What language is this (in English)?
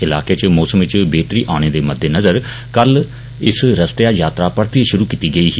Dogri